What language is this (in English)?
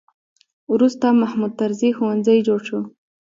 Pashto